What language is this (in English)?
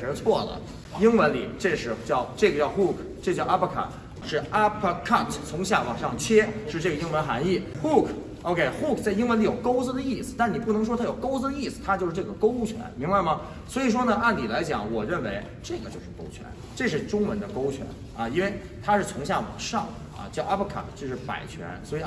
Chinese